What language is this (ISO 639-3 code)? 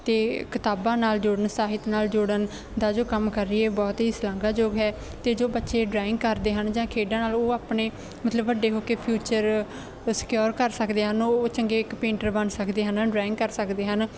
pan